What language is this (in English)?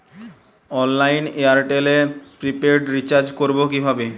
Bangla